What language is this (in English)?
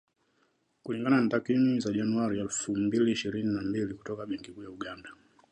Swahili